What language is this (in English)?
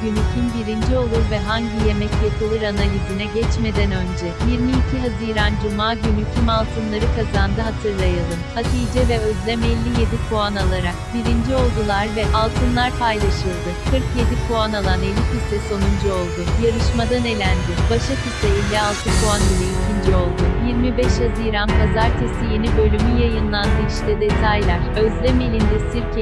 Turkish